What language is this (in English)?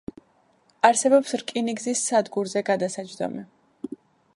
Georgian